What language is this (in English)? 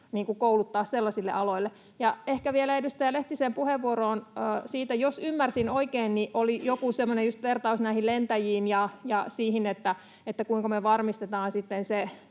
Finnish